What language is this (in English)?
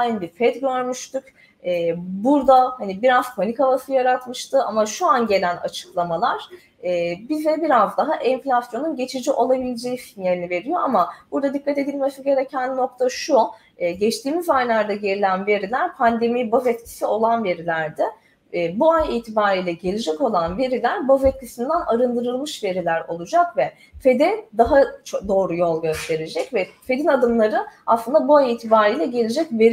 Turkish